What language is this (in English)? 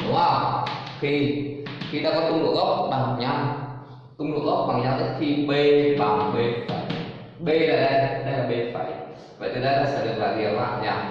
Vietnamese